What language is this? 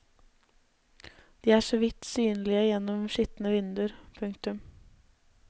Norwegian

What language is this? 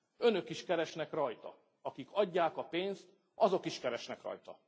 Hungarian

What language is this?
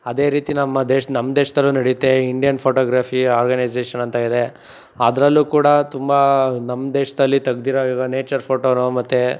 Kannada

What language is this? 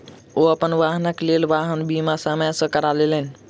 Maithili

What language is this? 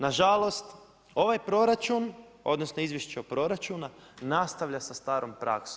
Croatian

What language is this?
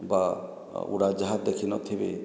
Odia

